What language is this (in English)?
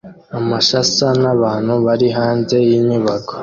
Kinyarwanda